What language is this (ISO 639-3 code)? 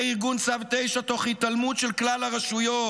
heb